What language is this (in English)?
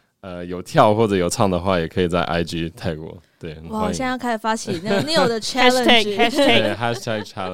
Chinese